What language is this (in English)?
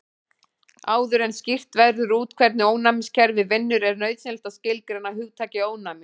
Icelandic